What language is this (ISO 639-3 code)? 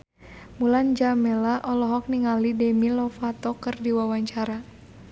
sun